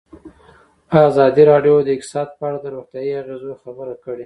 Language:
Pashto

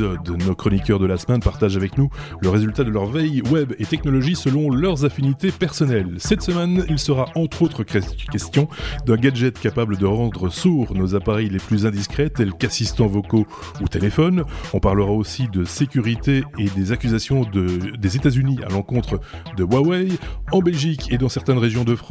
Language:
French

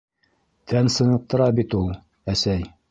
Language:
Bashkir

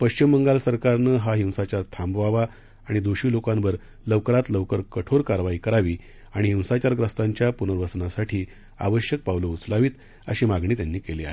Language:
Marathi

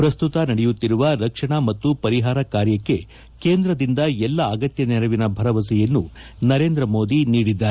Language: Kannada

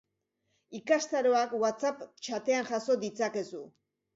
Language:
Basque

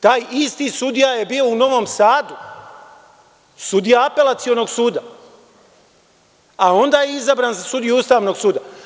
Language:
Serbian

